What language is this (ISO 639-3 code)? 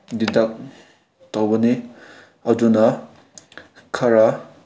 mni